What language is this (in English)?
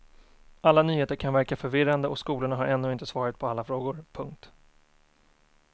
Swedish